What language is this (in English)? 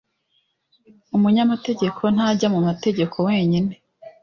Kinyarwanda